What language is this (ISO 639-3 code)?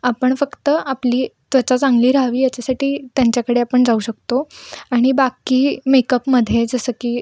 mar